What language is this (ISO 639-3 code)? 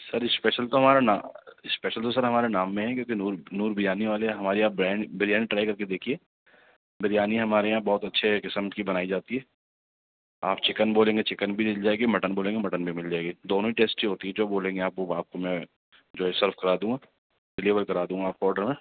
urd